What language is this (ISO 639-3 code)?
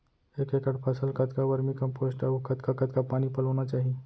hne